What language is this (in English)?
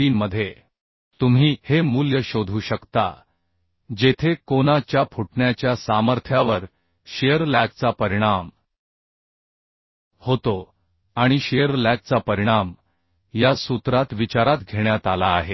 Marathi